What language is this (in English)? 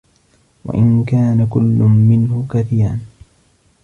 Arabic